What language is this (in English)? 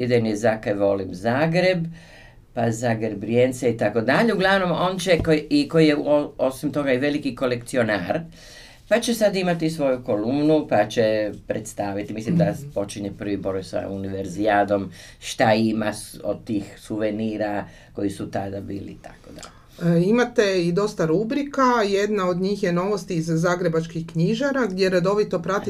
Croatian